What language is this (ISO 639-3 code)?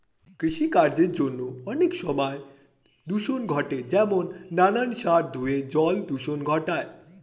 ben